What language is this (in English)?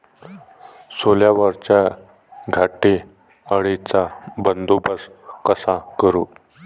Marathi